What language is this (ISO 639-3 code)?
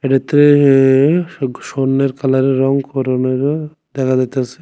ben